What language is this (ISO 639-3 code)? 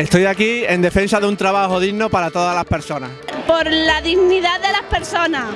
spa